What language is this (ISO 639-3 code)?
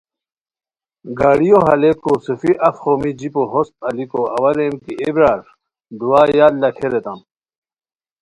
khw